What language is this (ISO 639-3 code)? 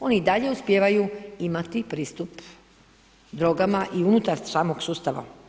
hrv